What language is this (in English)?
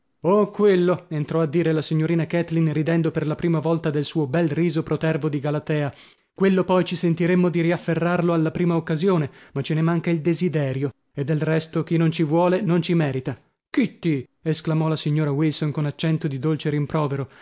Italian